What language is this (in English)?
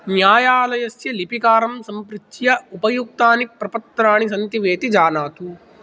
Sanskrit